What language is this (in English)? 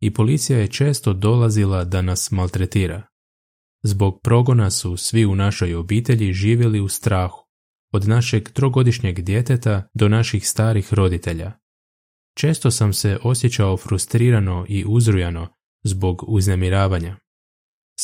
Croatian